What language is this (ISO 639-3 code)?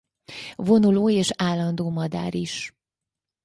hun